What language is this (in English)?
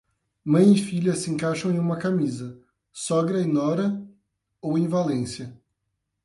Portuguese